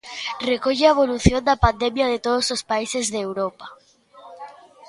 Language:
Galician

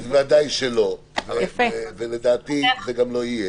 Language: Hebrew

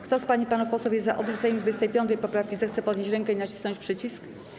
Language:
Polish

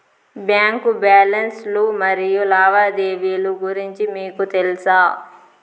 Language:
Telugu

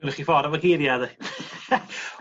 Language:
Welsh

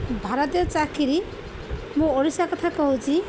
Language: Odia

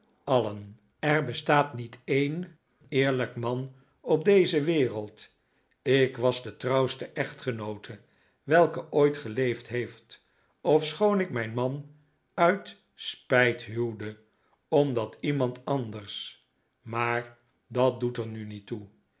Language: Dutch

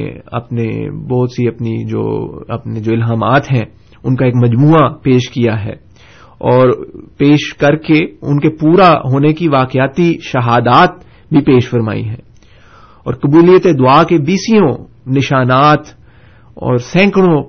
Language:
Urdu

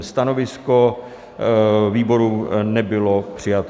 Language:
Czech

